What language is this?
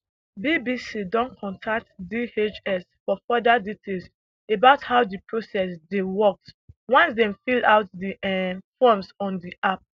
Nigerian Pidgin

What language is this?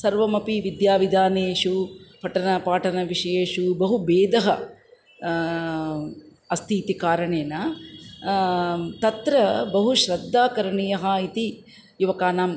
Sanskrit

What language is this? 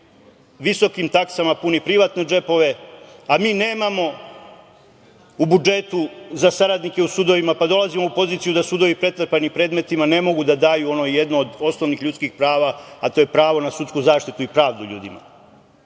Serbian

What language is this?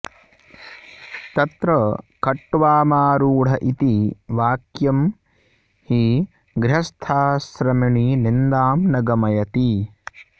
Sanskrit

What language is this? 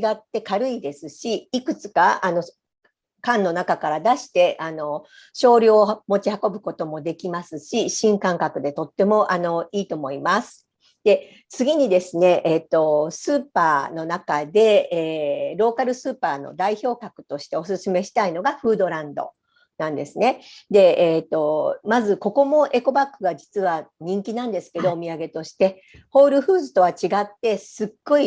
Japanese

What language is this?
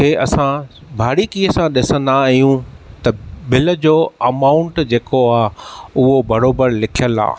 Sindhi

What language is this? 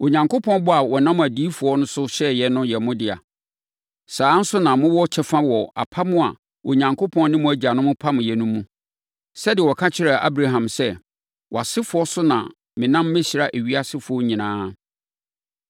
Akan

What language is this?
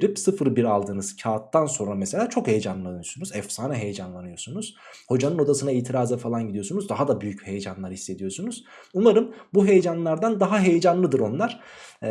Turkish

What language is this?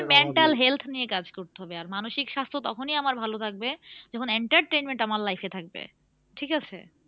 Bangla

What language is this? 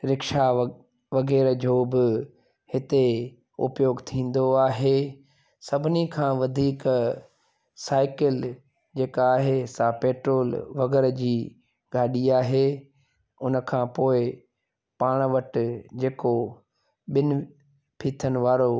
Sindhi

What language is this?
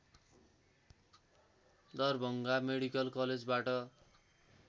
Nepali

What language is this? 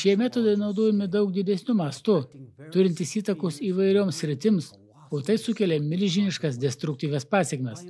Lithuanian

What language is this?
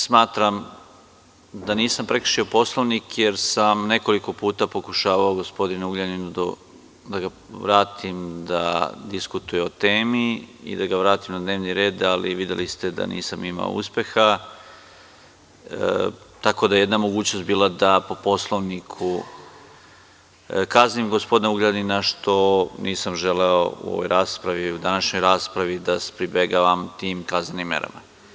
Serbian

